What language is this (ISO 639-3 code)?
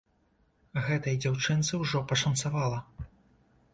bel